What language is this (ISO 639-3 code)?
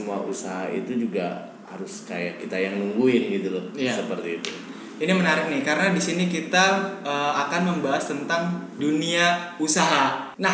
ind